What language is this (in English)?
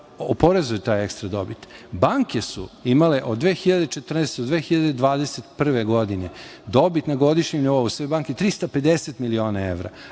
Serbian